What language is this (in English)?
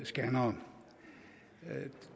Danish